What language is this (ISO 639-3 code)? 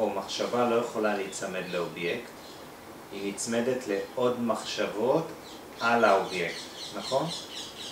heb